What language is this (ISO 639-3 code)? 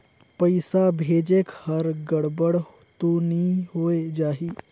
hne